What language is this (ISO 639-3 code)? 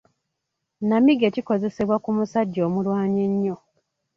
lug